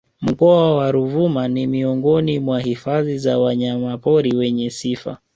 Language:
Swahili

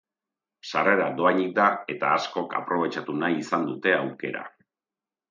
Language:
Basque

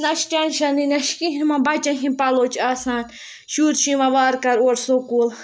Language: Kashmiri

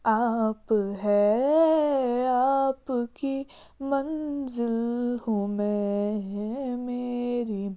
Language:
Kashmiri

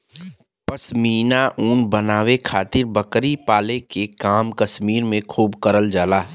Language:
Bhojpuri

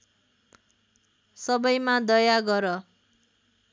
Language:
Nepali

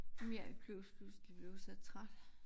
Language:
Danish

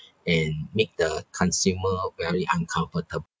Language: English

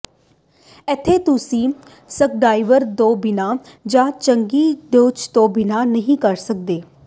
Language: Punjabi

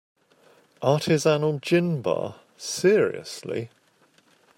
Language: English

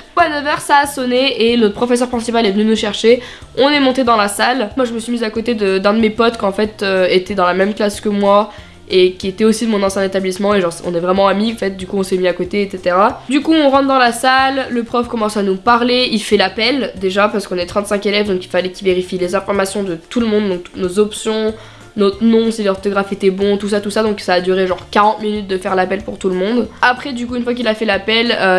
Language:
French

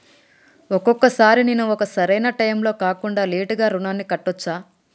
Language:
Telugu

